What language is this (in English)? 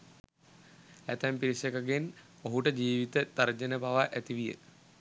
Sinhala